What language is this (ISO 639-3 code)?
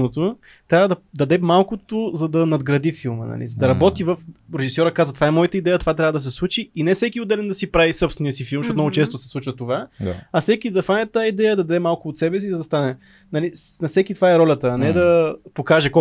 bul